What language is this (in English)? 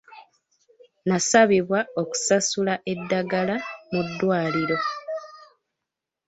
Ganda